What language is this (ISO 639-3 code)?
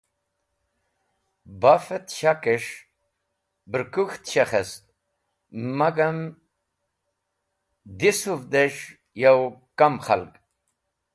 wbl